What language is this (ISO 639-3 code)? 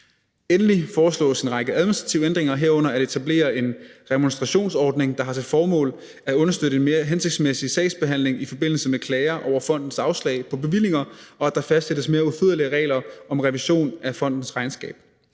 dan